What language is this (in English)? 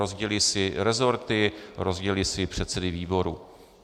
Czech